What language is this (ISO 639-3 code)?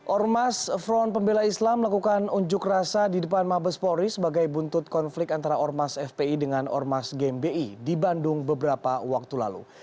ind